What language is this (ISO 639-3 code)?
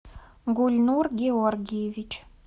rus